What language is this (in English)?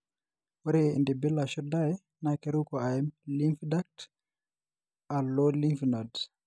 Masai